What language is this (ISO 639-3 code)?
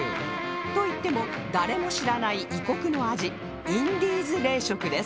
jpn